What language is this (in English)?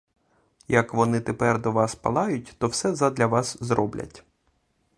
Ukrainian